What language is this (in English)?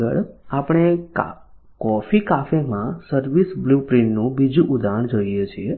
Gujarati